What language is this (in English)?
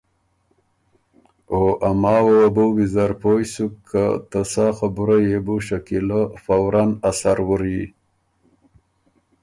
Ormuri